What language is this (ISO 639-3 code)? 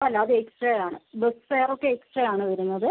mal